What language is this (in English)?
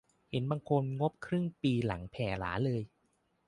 Thai